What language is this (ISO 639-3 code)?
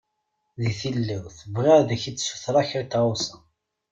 kab